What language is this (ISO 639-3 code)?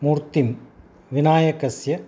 san